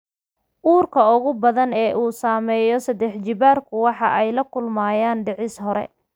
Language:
Somali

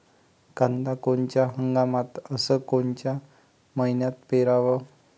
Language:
Marathi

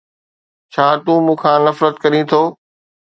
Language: Sindhi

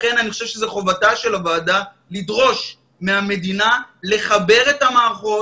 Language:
Hebrew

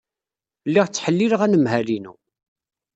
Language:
Kabyle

